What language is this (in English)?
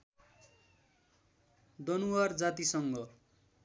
Nepali